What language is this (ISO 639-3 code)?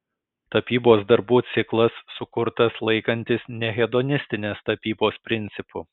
lit